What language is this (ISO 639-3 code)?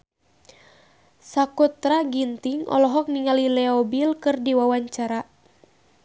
sun